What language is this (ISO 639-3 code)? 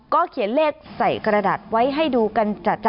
tha